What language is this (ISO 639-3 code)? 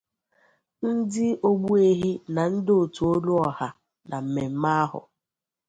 ibo